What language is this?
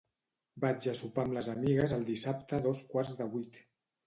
Catalan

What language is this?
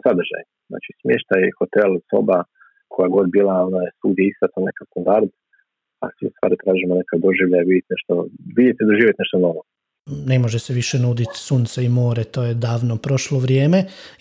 Croatian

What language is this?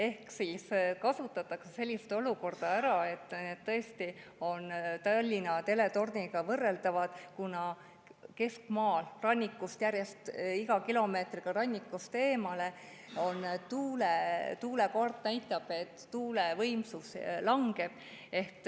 Estonian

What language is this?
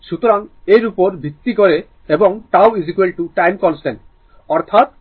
Bangla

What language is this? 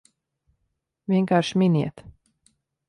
Latvian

